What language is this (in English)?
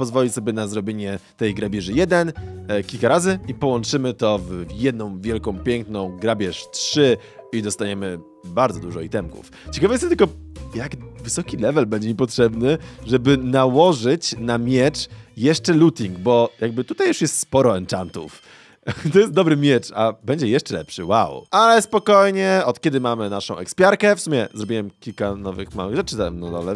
Polish